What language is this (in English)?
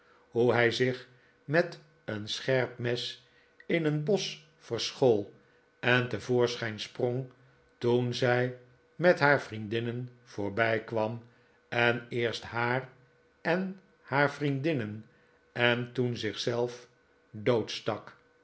Dutch